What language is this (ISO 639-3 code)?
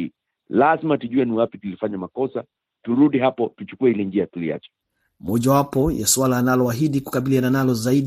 swa